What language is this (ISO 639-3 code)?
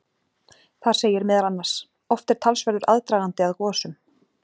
isl